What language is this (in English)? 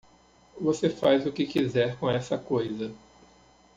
Portuguese